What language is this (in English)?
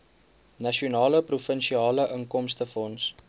Afrikaans